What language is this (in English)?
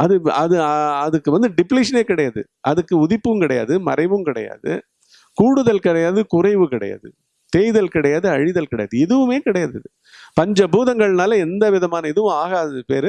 Tamil